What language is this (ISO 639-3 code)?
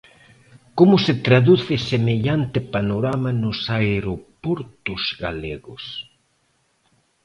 glg